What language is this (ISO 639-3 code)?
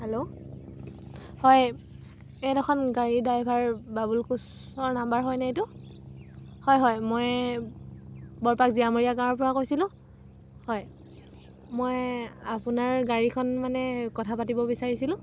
asm